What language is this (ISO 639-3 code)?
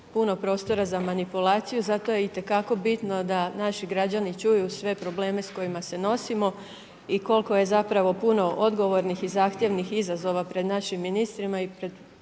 hrv